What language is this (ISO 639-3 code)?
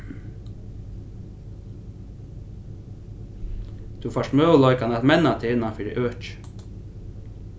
fao